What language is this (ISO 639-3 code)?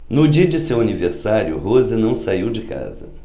por